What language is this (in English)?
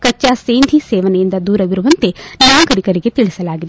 Kannada